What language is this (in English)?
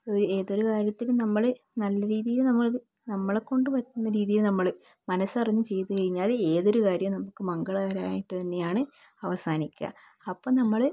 Malayalam